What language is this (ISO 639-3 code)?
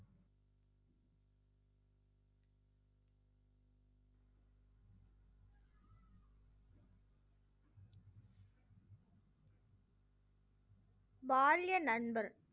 tam